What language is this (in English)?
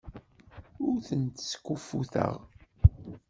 Kabyle